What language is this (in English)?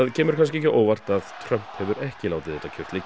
Icelandic